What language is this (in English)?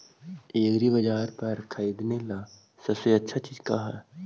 Magahi